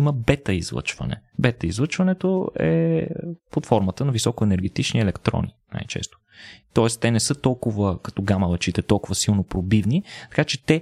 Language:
Bulgarian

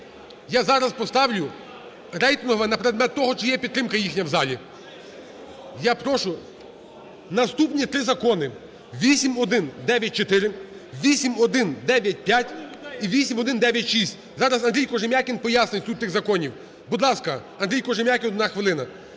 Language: Ukrainian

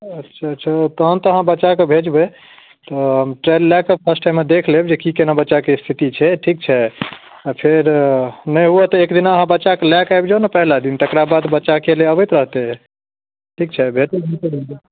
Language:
Maithili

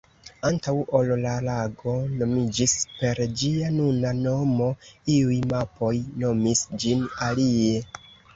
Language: Esperanto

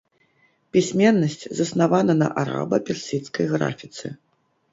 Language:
Belarusian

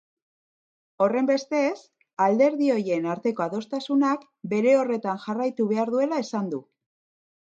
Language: Basque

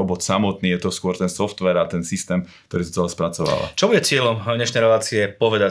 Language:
Slovak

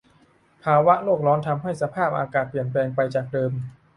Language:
Thai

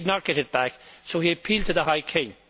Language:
English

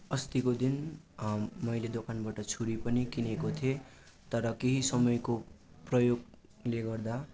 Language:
Nepali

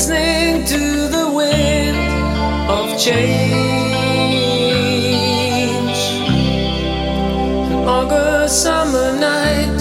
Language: Turkish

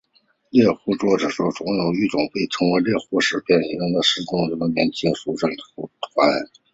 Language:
Chinese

